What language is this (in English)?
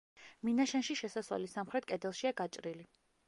Georgian